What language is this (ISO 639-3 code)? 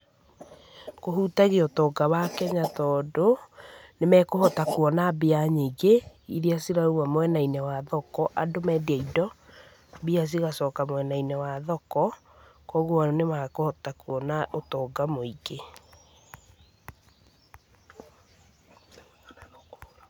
kik